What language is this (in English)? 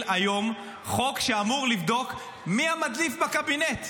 Hebrew